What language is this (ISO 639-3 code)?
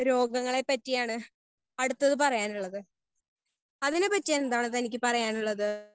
mal